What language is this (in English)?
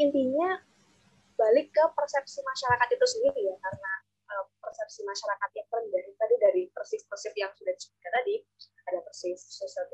Indonesian